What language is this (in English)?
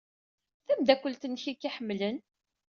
Kabyle